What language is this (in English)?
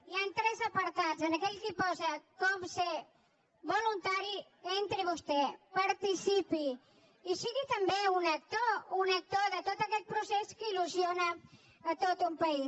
Catalan